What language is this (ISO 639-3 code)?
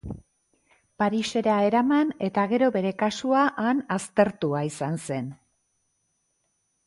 eus